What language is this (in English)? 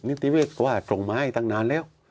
Thai